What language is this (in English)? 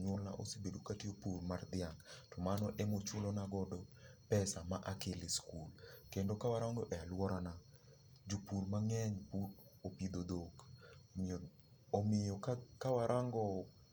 Luo (Kenya and Tanzania)